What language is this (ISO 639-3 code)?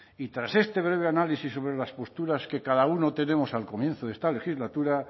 spa